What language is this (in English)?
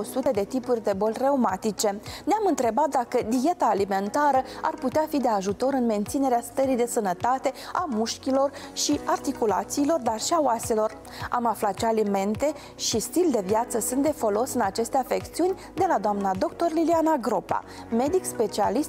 Romanian